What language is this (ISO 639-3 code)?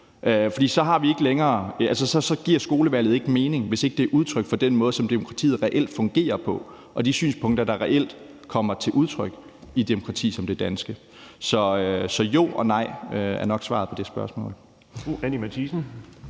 dan